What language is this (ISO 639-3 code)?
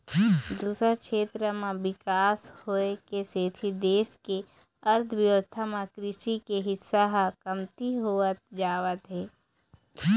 hne